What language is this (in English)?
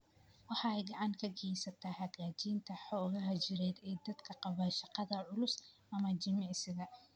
Somali